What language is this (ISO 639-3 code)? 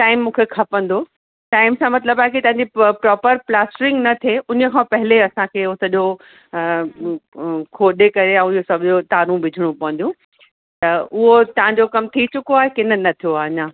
snd